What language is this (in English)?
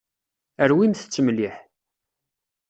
Kabyle